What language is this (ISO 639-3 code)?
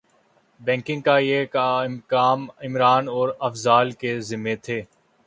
urd